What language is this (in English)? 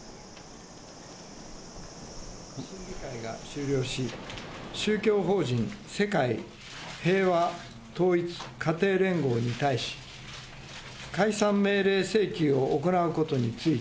Japanese